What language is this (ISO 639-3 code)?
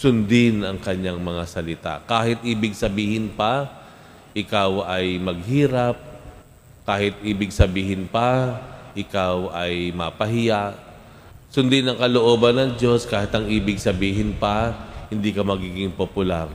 fil